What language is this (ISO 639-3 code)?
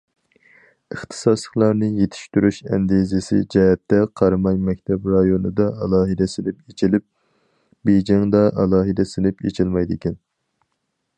uig